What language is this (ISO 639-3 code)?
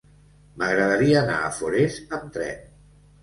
cat